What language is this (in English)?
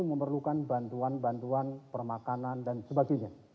Indonesian